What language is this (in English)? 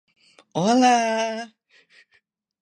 Thai